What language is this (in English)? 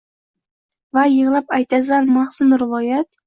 Uzbek